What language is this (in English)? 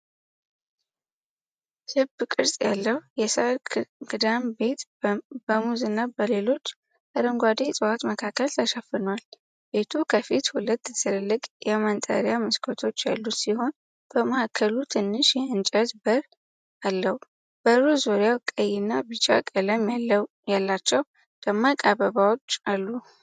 Amharic